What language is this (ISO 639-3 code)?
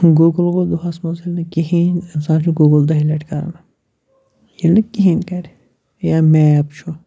kas